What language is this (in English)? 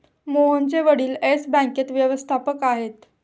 Marathi